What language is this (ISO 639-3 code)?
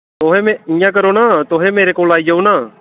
doi